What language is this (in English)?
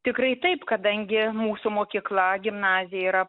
Lithuanian